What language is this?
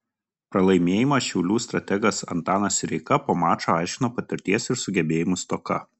Lithuanian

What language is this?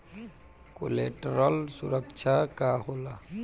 Bhojpuri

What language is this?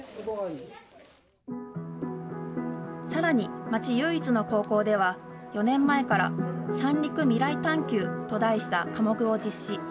Japanese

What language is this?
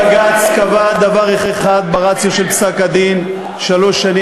Hebrew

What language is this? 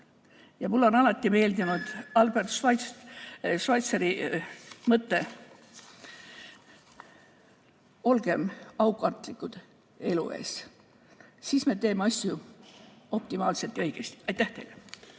Estonian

